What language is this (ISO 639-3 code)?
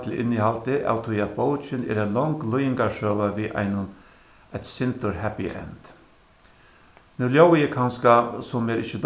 fao